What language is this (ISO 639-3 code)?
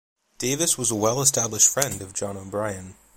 eng